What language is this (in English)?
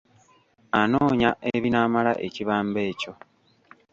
Ganda